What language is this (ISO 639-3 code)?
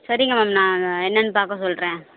tam